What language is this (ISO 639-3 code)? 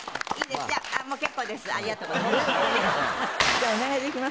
jpn